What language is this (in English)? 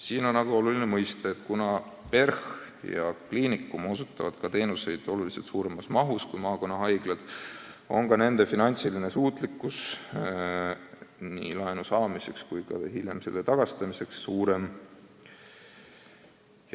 Estonian